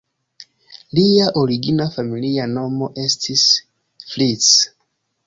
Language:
Esperanto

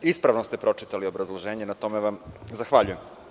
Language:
Serbian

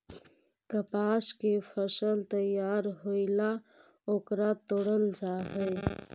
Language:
Magahi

